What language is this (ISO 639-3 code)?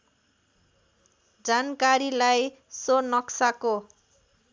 nep